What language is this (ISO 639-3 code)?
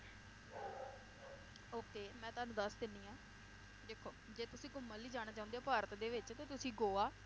pan